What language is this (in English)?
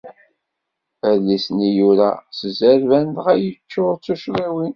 Kabyle